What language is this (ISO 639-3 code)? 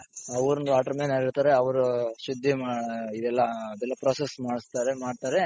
kan